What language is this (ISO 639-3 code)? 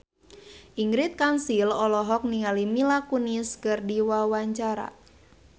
sun